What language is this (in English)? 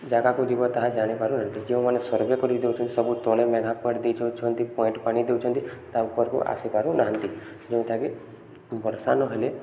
Odia